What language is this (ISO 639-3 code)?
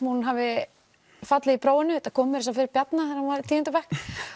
isl